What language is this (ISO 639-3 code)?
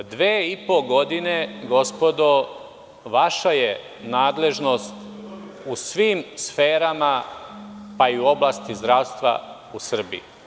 srp